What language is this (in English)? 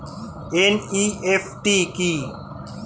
Bangla